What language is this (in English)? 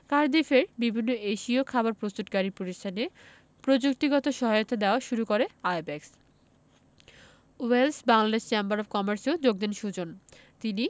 Bangla